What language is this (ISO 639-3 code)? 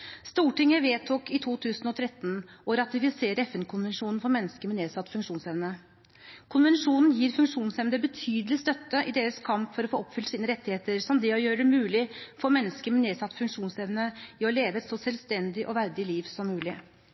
nob